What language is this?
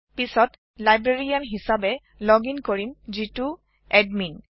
Assamese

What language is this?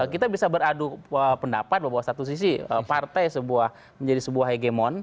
Indonesian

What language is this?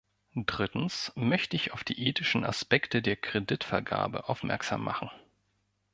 German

